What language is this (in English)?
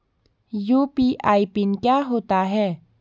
Hindi